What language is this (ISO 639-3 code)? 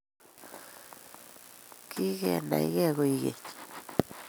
kln